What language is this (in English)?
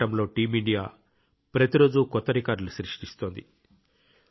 Telugu